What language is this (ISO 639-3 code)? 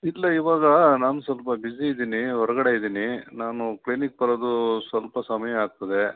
kan